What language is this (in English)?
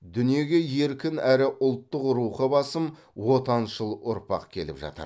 Kazakh